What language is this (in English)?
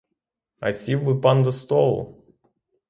Ukrainian